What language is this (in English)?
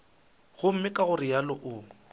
Northern Sotho